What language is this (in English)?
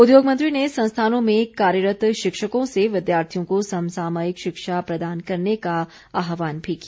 Hindi